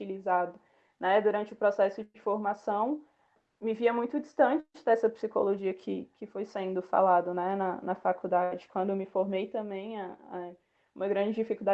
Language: Portuguese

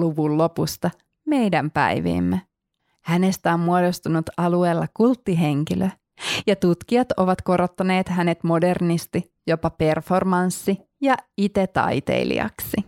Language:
Finnish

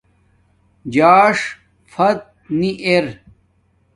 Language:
Domaaki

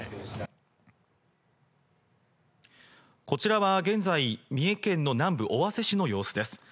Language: Japanese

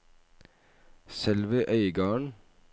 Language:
Norwegian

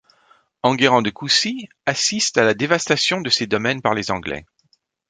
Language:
French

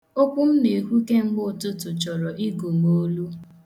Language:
Igbo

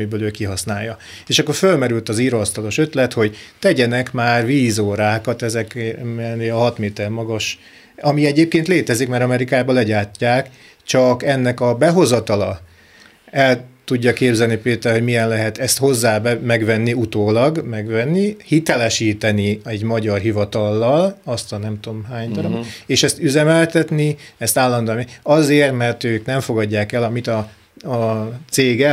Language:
Hungarian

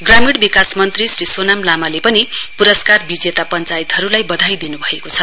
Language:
Nepali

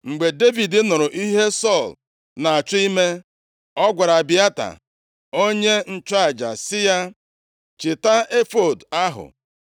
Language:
Igbo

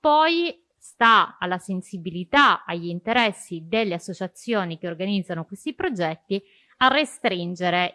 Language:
Italian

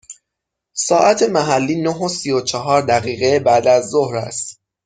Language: Persian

